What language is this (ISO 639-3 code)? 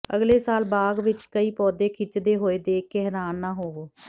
pan